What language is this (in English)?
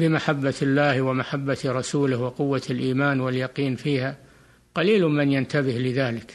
Arabic